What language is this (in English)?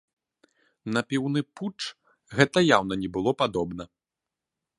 Belarusian